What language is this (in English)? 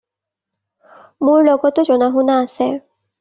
Assamese